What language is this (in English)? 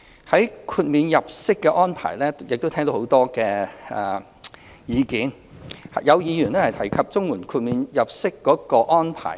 Cantonese